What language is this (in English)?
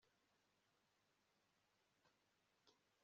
Kinyarwanda